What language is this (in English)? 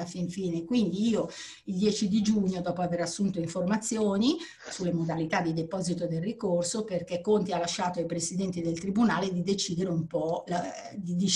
Italian